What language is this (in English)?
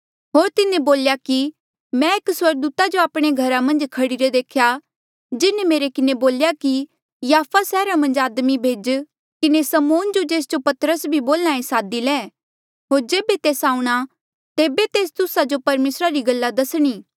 Mandeali